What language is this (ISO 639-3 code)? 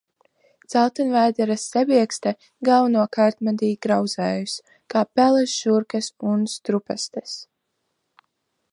lav